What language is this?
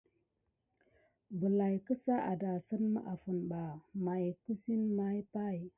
Gidar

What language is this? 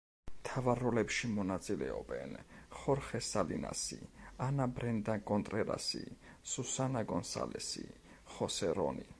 Georgian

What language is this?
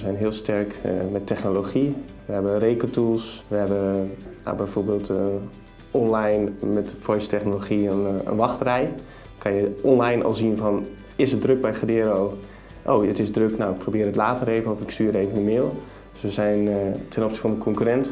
Dutch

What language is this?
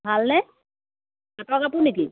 Assamese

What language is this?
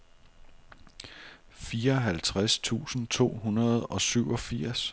Danish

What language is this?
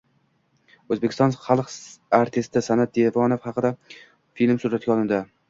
Uzbek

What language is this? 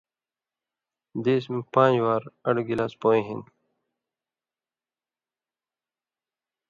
Indus Kohistani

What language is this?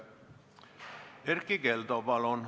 Estonian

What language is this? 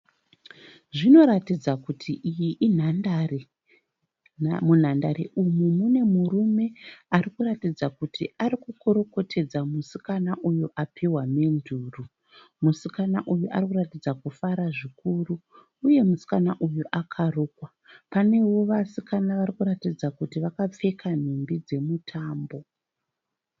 Shona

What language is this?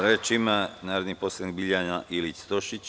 Serbian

